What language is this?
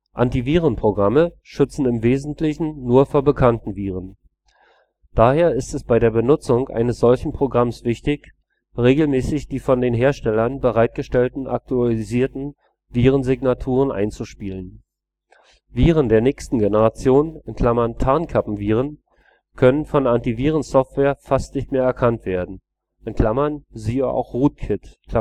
German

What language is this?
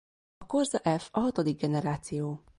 Hungarian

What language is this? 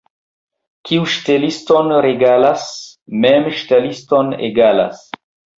Esperanto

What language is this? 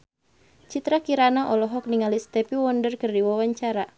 Sundanese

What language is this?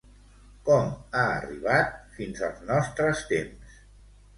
Catalan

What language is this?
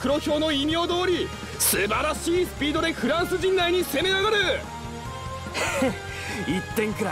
Japanese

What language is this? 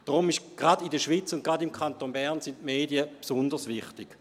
Swiss German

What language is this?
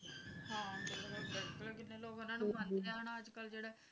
Punjabi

